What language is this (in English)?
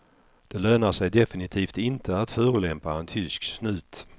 Swedish